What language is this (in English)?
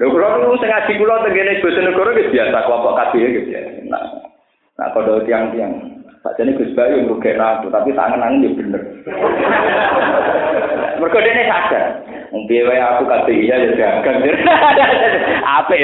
Indonesian